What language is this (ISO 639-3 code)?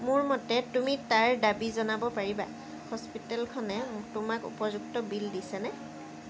asm